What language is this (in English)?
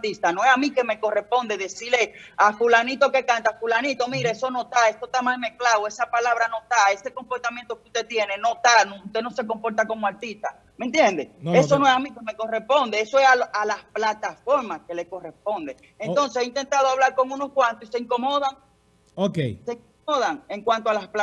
Spanish